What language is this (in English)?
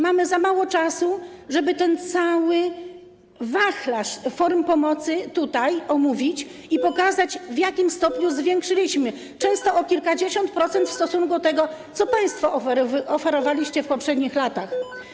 Polish